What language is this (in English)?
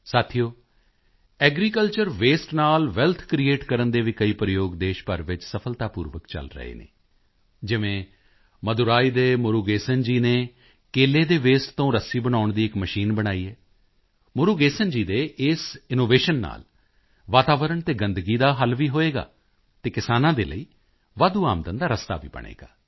Punjabi